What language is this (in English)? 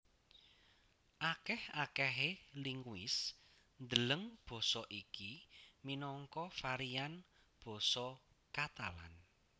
Javanese